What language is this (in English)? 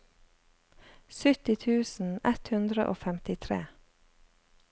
Norwegian